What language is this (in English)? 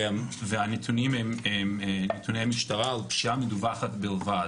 Hebrew